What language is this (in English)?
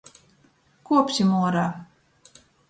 Latgalian